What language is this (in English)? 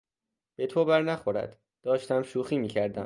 Persian